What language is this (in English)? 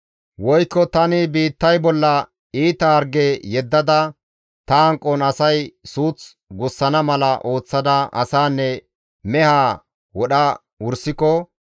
Gamo